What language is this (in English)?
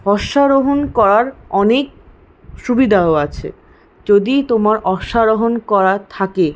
Bangla